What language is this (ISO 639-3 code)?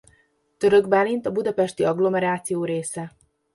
hun